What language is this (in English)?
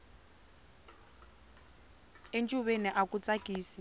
Tsonga